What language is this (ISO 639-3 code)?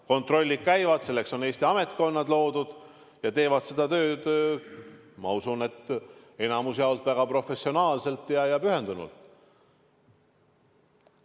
est